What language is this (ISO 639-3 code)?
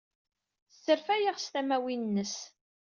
kab